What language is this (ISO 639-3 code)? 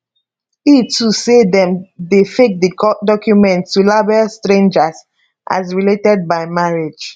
pcm